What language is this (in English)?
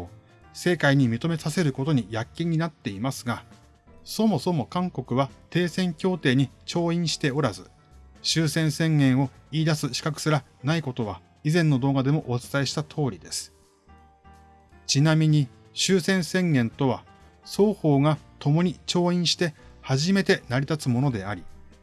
Japanese